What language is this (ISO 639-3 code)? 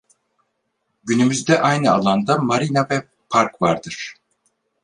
tur